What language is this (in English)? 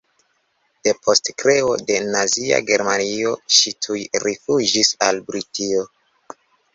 Esperanto